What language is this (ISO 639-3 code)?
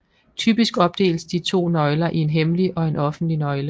dan